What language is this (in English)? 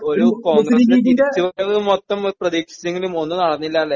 Malayalam